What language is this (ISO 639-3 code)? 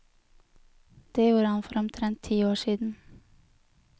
nor